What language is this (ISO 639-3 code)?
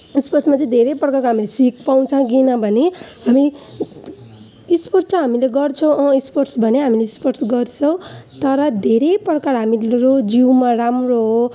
nep